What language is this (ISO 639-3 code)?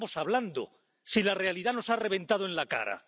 spa